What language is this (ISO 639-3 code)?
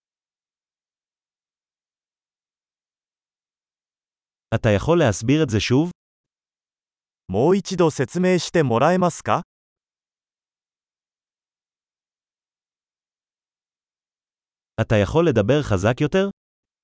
heb